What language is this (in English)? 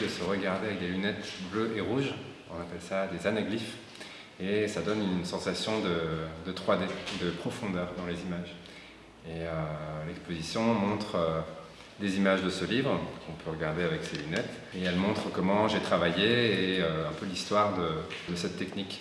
French